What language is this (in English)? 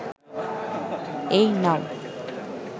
Bangla